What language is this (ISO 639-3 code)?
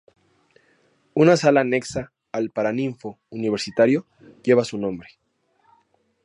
spa